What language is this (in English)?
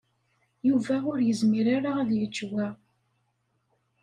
Kabyle